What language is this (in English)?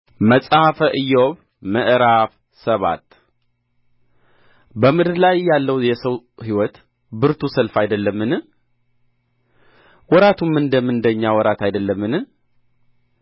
Amharic